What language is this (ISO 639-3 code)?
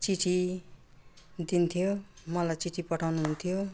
nep